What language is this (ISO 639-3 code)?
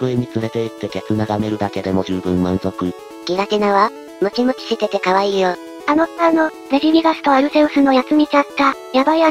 jpn